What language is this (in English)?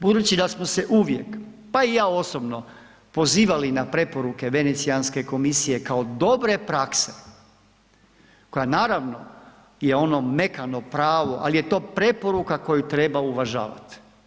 Croatian